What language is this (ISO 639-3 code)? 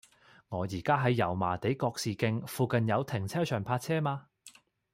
yue